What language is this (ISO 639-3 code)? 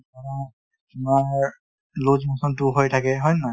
asm